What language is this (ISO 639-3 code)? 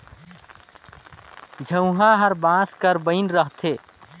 hne